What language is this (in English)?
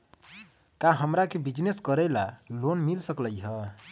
Magahi